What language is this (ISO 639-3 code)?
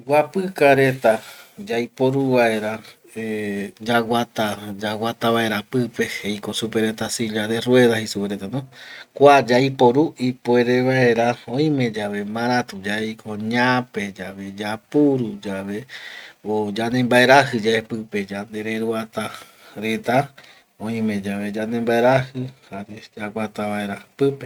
gui